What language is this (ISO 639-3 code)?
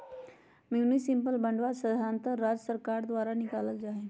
mag